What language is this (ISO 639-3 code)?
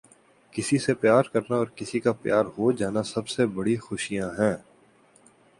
urd